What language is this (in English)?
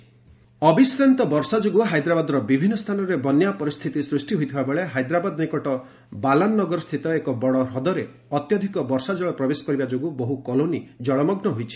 Odia